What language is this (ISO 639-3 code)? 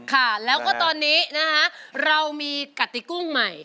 tha